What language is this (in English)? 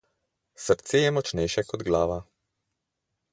Slovenian